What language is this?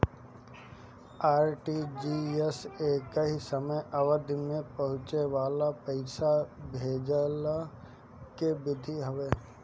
Bhojpuri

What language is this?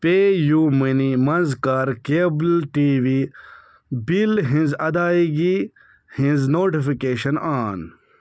Kashmiri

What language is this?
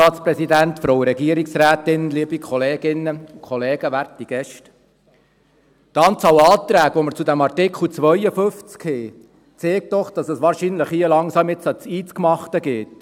Swiss German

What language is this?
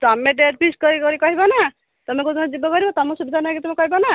Odia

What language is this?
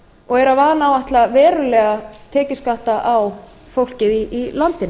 Icelandic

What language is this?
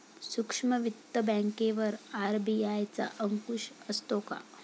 Marathi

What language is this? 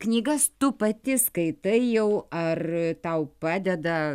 Lithuanian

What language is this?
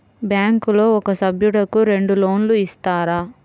Telugu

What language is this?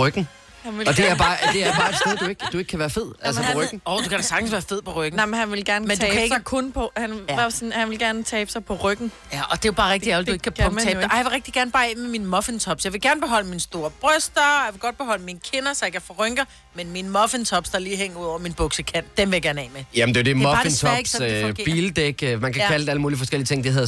Danish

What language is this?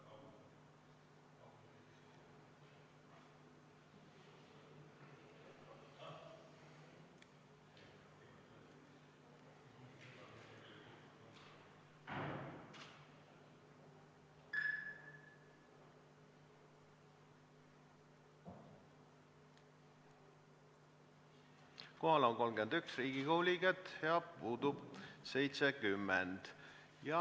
Estonian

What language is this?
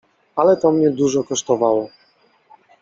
Polish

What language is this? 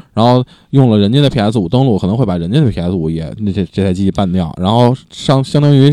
Chinese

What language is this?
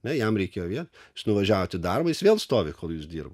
Lithuanian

